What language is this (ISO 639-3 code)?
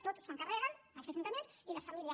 cat